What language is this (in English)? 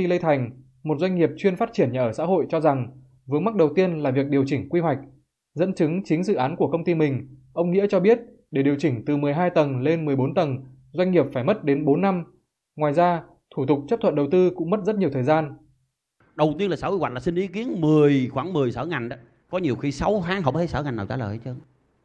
Vietnamese